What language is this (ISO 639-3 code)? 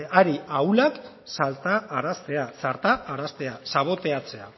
eus